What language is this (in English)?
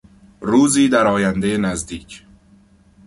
Persian